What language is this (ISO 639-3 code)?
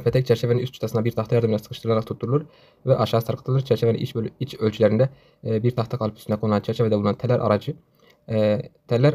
tur